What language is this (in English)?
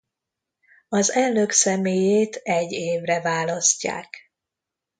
Hungarian